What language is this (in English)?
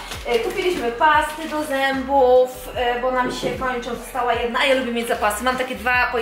Polish